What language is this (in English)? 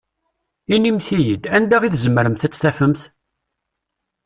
Kabyle